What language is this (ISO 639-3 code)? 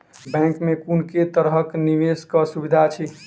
mai